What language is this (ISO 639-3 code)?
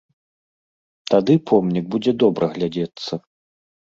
bel